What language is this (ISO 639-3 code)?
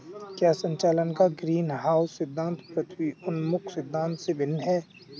hin